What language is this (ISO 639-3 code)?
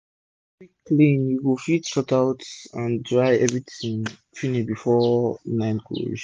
pcm